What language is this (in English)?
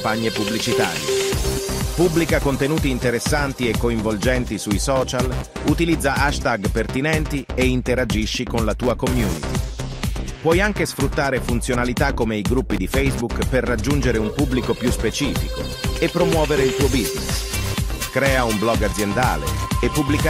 Italian